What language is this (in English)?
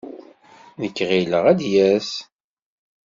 Kabyle